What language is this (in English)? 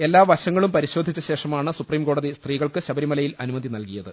Malayalam